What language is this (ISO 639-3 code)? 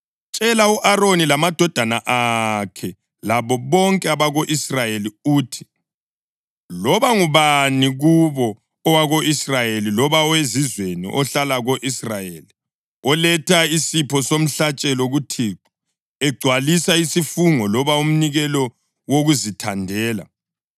nde